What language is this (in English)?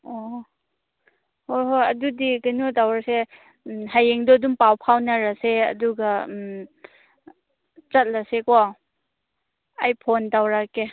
Manipuri